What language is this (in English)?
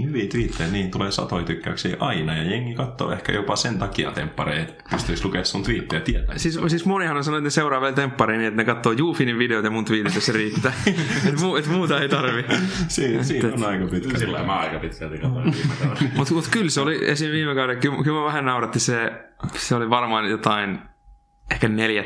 Finnish